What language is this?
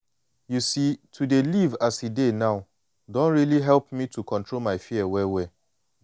Nigerian Pidgin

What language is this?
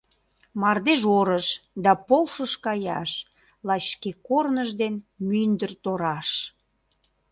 Mari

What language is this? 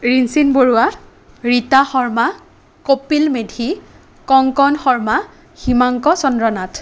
Assamese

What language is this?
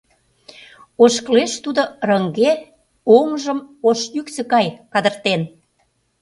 Mari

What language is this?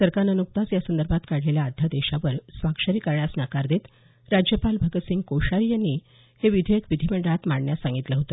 Marathi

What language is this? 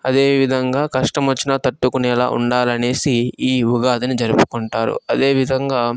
Telugu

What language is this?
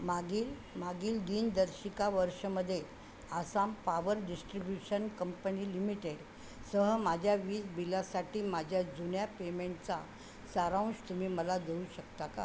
Marathi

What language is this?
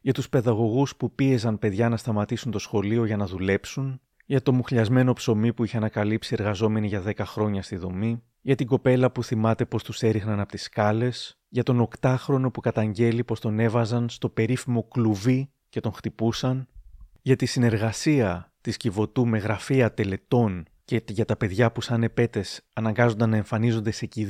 Greek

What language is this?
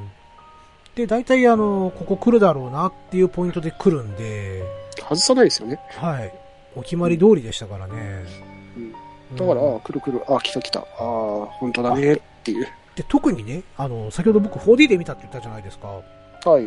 Japanese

